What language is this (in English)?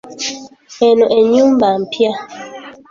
Ganda